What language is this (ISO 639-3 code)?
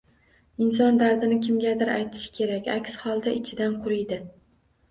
uzb